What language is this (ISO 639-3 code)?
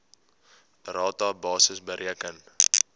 afr